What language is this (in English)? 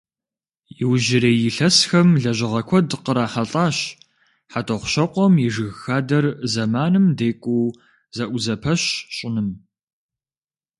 Kabardian